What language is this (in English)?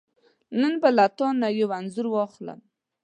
Pashto